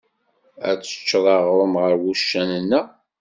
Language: Kabyle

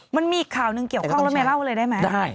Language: Thai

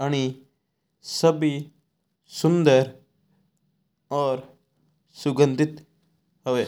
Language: Mewari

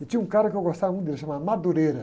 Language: Portuguese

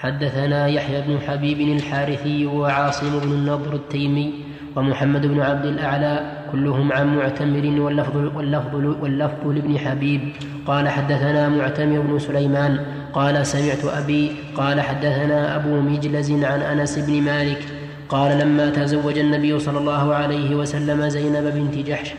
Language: Arabic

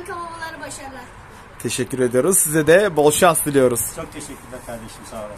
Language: Turkish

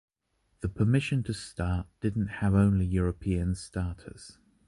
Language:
English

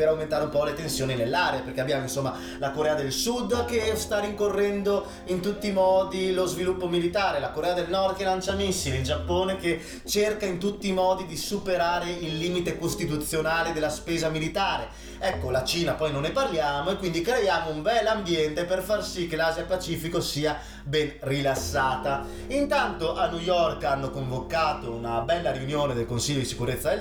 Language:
Italian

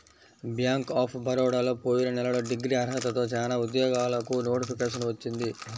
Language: Telugu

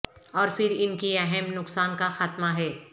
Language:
Urdu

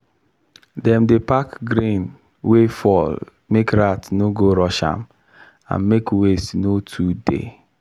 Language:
Nigerian Pidgin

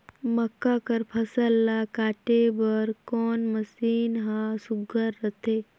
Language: Chhattisgarhi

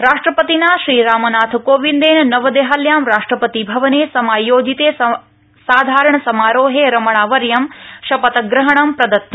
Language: Sanskrit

